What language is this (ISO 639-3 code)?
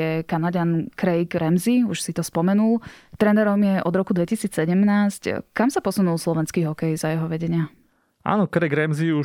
slk